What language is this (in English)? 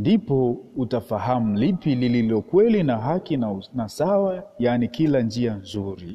Swahili